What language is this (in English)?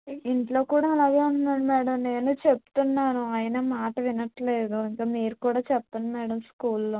Telugu